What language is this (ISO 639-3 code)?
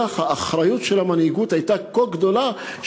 heb